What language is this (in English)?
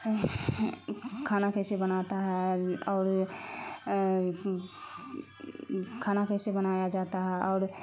Urdu